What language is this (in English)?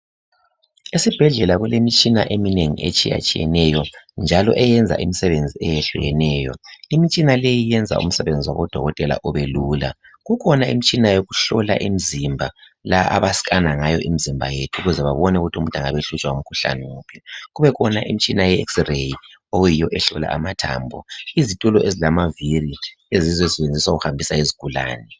North Ndebele